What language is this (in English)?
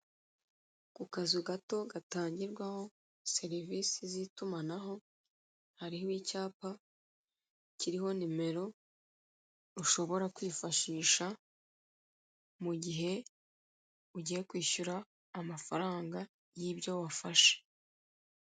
Kinyarwanda